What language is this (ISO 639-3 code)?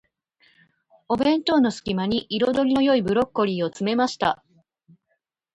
jpn